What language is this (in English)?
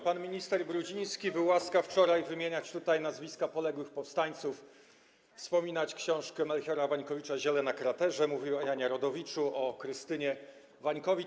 Polish